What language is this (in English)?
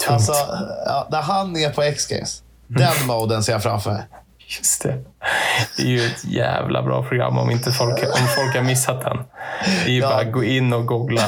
Swedish